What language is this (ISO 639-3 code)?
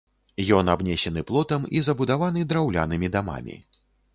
bel